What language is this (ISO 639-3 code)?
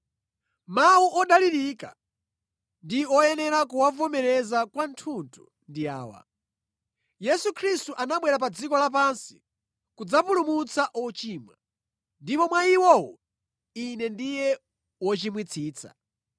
nya